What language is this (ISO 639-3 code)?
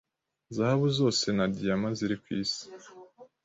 kin